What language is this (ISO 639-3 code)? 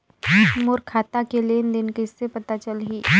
hne